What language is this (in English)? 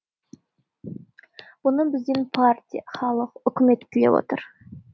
Kazakh